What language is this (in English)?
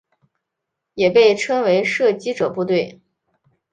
Chinese